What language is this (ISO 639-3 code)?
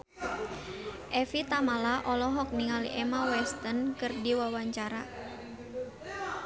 sun